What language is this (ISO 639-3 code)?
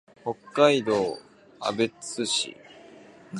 jpn